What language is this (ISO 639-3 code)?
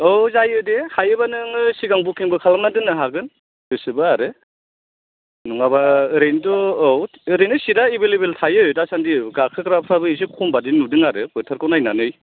brx